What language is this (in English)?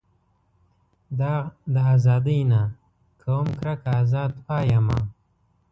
Pashto